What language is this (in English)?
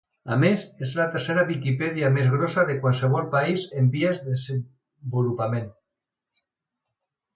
Catalan